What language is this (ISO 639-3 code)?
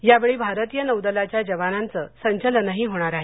mar